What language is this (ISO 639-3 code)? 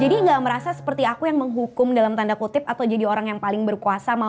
ind